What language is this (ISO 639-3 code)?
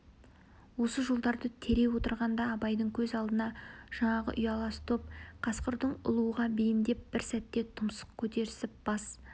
kaz